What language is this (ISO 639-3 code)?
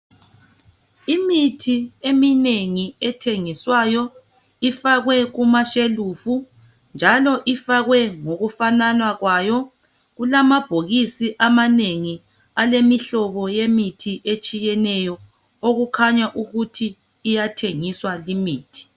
nde